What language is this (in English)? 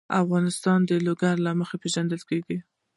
Pashto